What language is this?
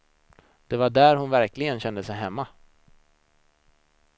Swedish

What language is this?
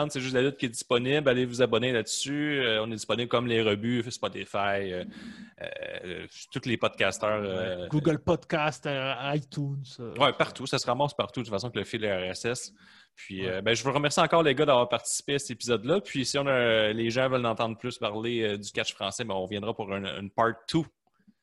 French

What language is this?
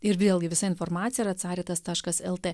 Lithuanian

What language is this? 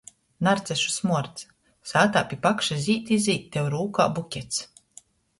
Latgalian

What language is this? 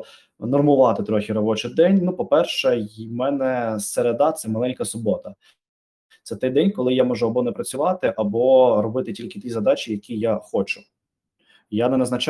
Ukrainian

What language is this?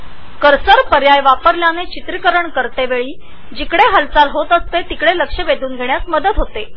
Marathi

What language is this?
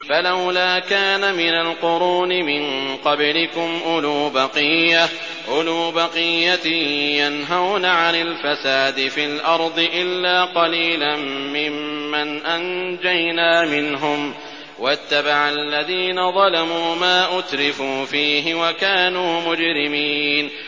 Arabic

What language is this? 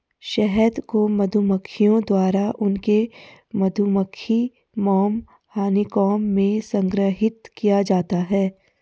Hindi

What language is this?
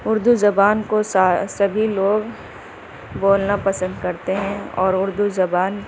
Urdu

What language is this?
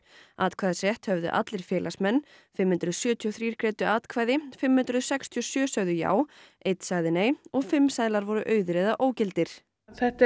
Icelandic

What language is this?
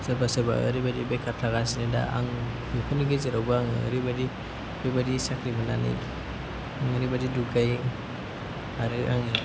Bodo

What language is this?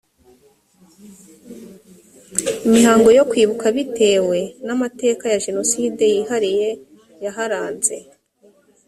Kinyarwanda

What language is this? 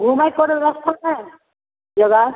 Maithili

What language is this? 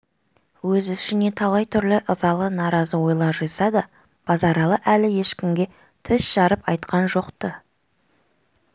Kazakh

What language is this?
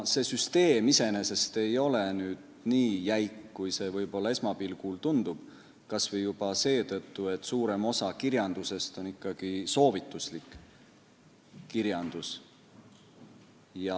Estonian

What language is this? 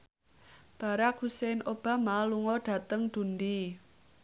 Javanese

